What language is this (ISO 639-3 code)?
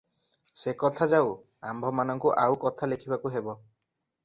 ori